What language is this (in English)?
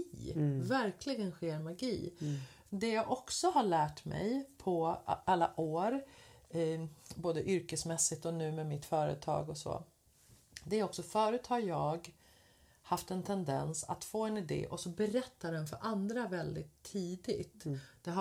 Swedish